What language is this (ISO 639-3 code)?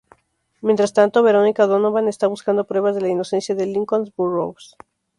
spa